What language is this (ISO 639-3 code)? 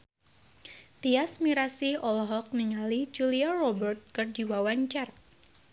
sun